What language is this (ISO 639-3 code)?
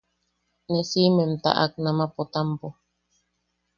yaq